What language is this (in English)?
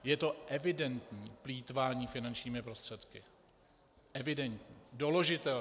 Czech